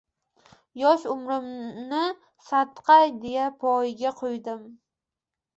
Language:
Uzbek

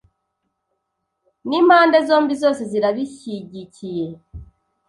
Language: Kinyarwanda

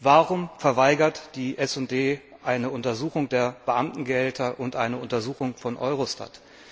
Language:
German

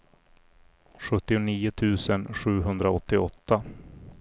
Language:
Swedish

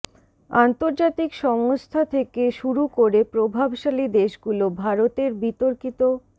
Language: Bangla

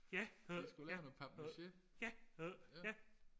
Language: Danish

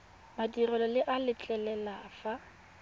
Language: Tswana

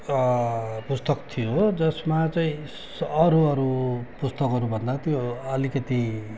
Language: Nepali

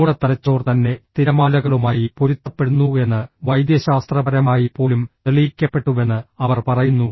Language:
Malayalam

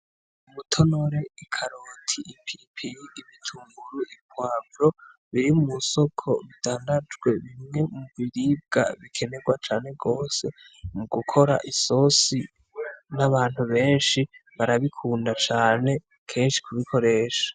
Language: Rundi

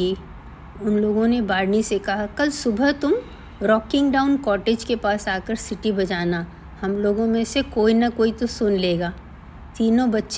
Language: Hindi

